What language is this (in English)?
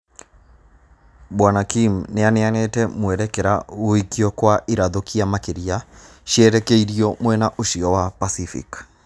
Kikuyu